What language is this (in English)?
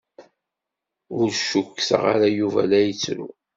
Kabyle